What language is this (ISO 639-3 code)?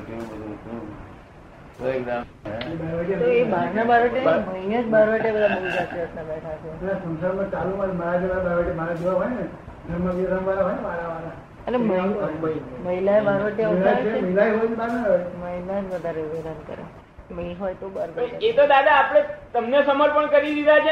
guj